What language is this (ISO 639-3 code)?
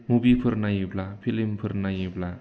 brx